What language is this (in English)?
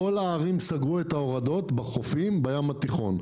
Hebrew